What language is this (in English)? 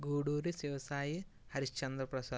Telugu